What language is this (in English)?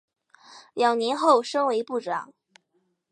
Chinese